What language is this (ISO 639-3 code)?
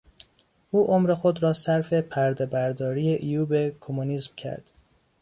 fas